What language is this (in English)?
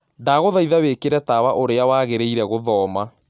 Kikuyu